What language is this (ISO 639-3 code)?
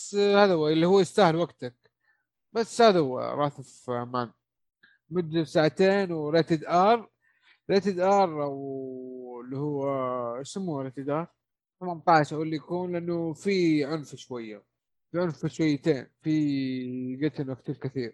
ara